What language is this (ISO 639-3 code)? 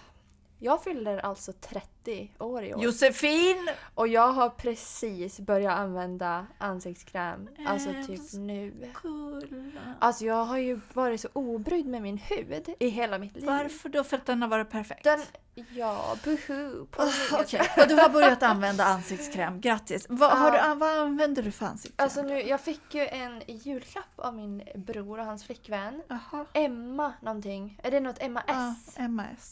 swe